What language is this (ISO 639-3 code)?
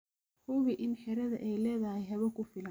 som